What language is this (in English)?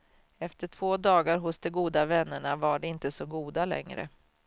Swedish